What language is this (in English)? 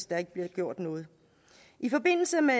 Danish